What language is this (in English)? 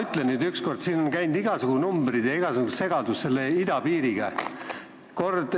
Estonian